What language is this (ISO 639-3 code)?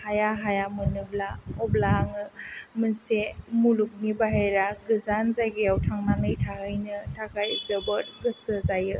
brx